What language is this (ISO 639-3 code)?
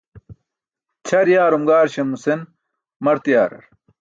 bsk